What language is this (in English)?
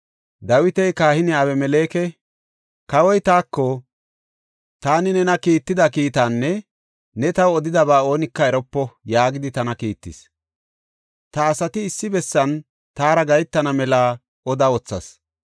Gofa